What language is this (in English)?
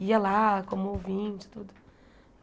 Portuguese